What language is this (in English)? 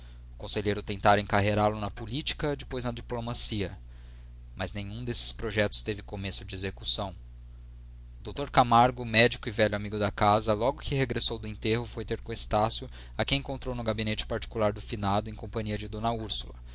Portuguese